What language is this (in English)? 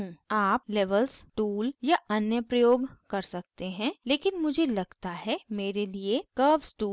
Hindi